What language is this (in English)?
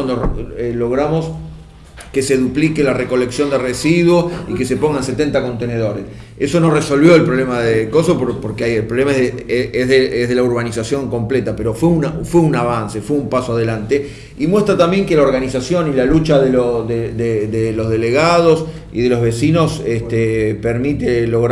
Spanish